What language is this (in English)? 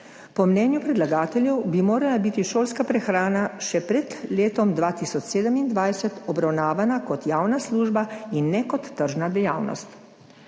Slovenian